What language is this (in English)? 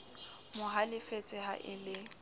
Southern Sotho